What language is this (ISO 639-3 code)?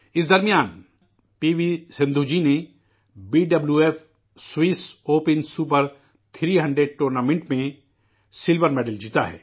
urd